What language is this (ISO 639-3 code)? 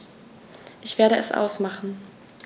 deu